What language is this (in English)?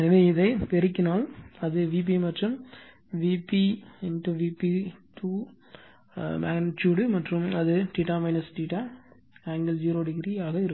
Tamil